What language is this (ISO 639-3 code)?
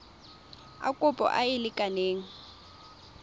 tsn